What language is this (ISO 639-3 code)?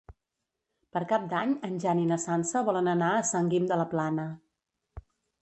cat